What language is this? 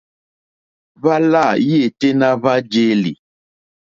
Mokpwe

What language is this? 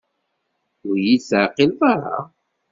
Kabyle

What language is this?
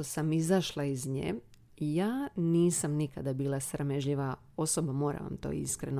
Croatian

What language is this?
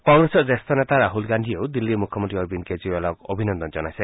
Assamese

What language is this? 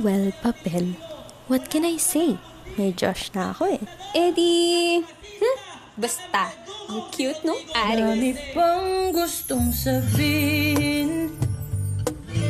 Filipino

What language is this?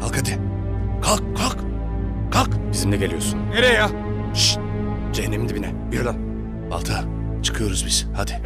Turkish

